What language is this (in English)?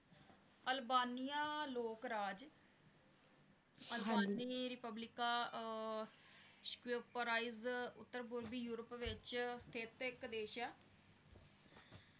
Punjabi